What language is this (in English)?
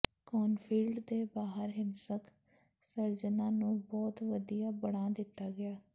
Punjabi